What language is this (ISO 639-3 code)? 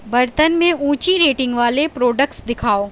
urd